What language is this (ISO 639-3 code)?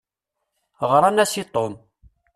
kab